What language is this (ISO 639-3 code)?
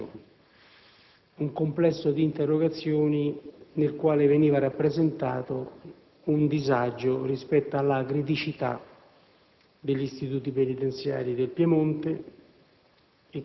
ita